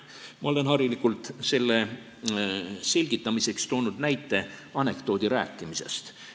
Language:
Estonian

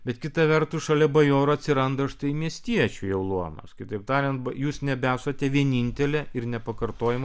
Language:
Lithuanian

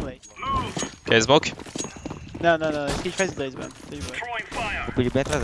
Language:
Portuguese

